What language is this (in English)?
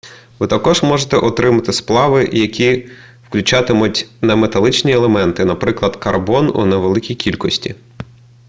Ukrainian